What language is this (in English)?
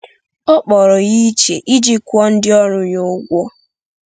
Igbo